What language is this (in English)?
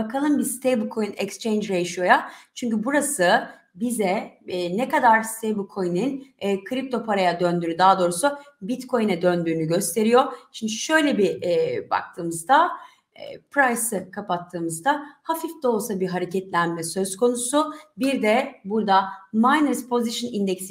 Turkish